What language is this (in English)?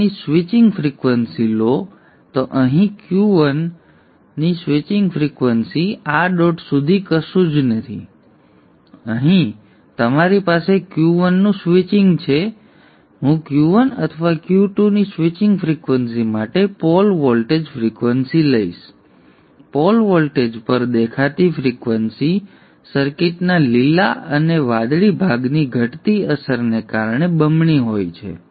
Gujarati